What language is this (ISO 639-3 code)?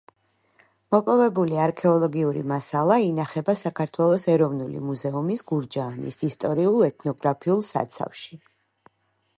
kat